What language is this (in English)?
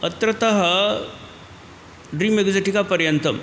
Sanskrit